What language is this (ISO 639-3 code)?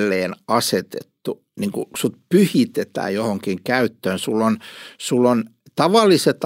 fin